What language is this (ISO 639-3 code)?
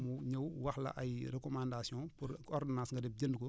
wol